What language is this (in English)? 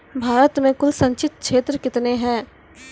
Maithili